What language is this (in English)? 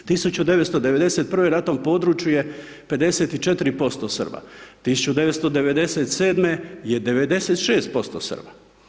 Croatian